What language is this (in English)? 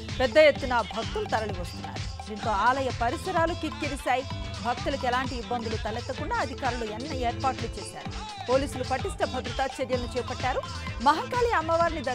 Telugu